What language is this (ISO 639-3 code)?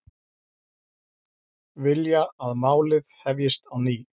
isl